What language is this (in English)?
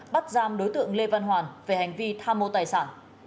Vietnamese